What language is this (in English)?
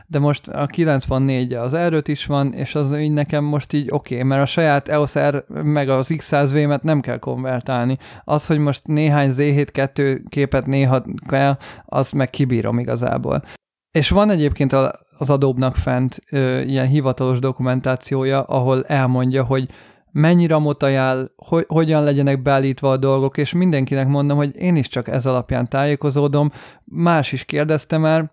Hungarian